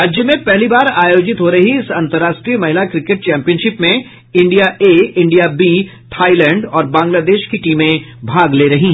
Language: Hindi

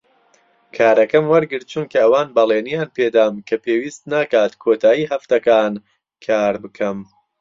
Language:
Central Kurdish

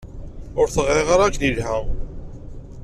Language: Kabyle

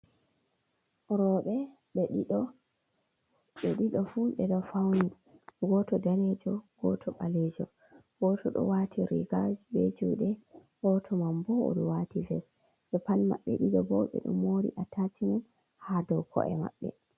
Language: Fula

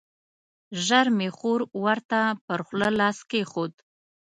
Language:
Pashto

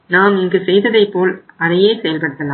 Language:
Tamil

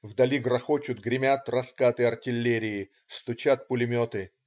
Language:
Russian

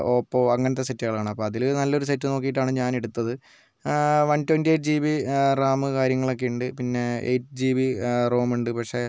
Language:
Malayalam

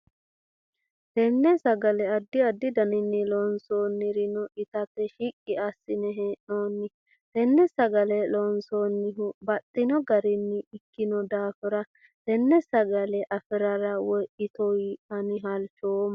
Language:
Sidamo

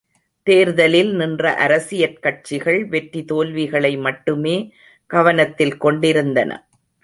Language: Tamil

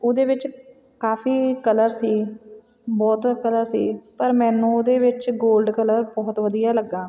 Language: Punjabi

